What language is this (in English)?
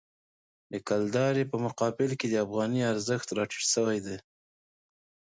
Pashto